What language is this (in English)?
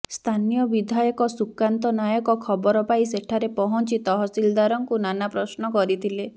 Odia